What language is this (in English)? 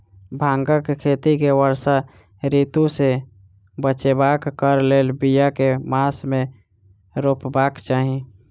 Maithili